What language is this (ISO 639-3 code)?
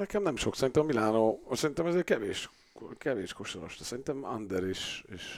hun